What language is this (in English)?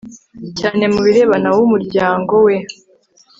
Kinyarwanda